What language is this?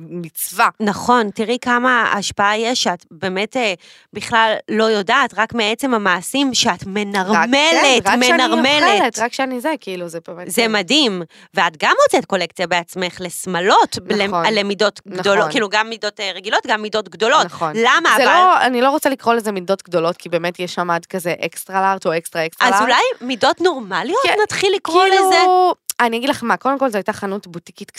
Hebrew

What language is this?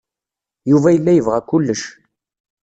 Kabyle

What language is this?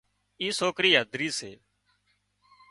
Wadiyara Koli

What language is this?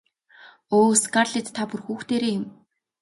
Mongolian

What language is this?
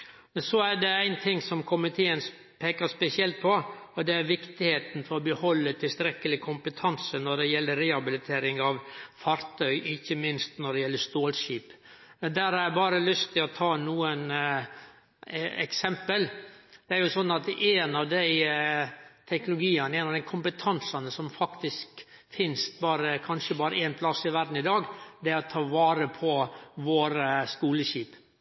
Norwegian Nynorsk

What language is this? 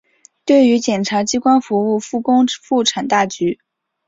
Chinese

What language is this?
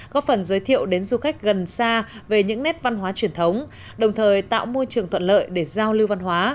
Vietnamese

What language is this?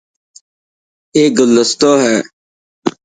Dhatki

